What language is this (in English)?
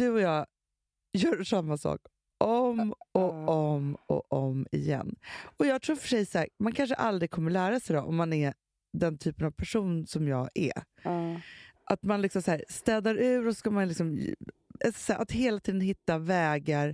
Swedish